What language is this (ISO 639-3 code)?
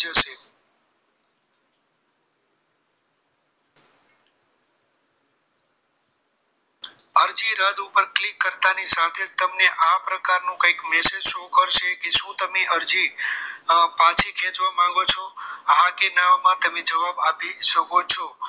guj